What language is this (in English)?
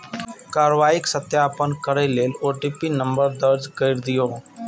Maithili